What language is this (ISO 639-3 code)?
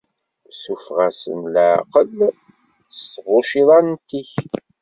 kab